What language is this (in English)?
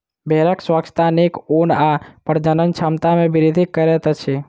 Maithili